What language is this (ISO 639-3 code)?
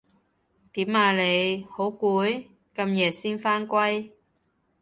yue